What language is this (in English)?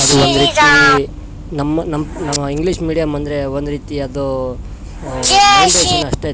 Kannada